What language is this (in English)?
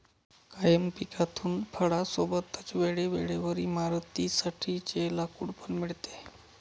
Marathi